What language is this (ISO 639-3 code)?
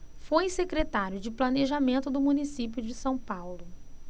por